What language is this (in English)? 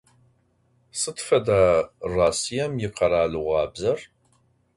Adyghe